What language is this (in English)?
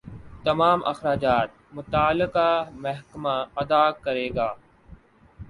Urdu